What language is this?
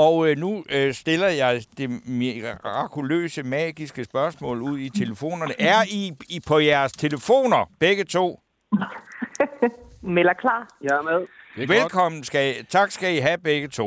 Danish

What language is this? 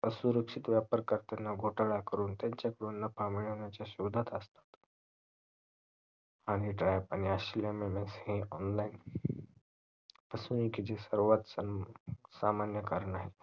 Marathi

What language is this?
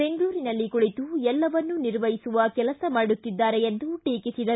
Kannada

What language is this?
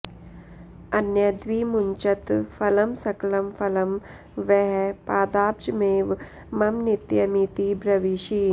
Sanskrit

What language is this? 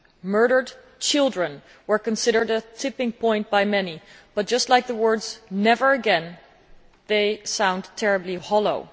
English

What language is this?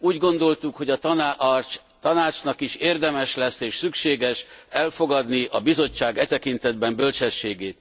Hungarian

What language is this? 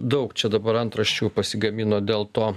Lithuanian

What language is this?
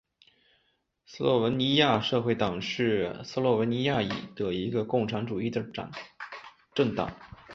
Chinese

